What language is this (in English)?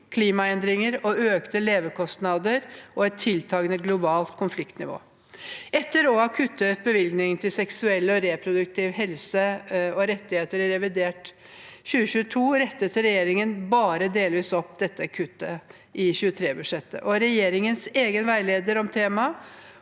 Norwegian